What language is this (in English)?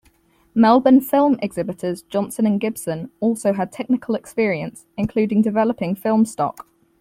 English